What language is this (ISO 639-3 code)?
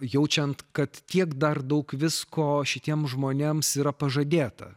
lit